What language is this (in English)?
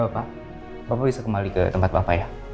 Indonesian